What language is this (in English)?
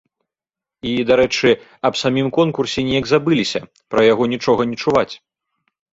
Belarusian